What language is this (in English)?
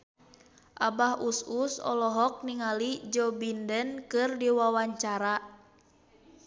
Sundanese